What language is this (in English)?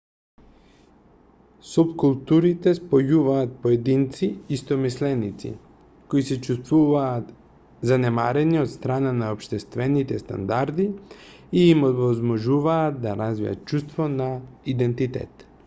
Macedonian